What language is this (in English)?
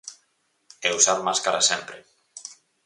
Galician